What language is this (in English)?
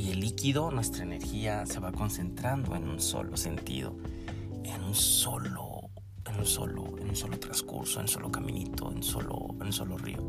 Spanish